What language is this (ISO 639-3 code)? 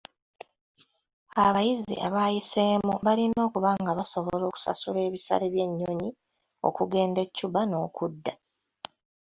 lug